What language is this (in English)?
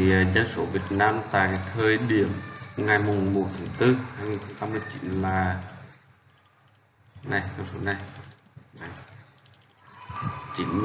Vietnamese